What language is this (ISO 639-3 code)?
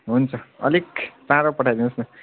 nep